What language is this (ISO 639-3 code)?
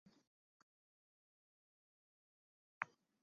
zho